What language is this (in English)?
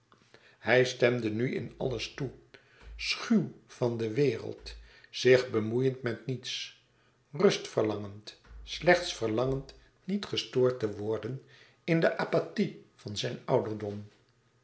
Dutch